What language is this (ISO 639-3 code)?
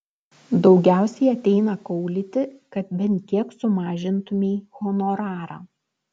lit